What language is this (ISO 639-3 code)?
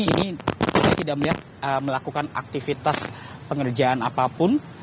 ind